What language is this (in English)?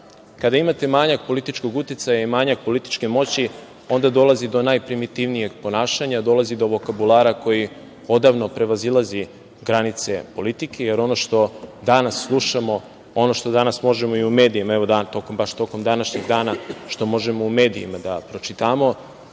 Serbian